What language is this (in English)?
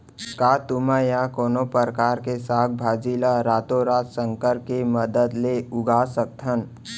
Chhattisgarhi